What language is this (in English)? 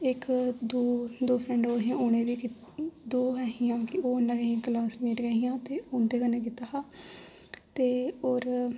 Dogri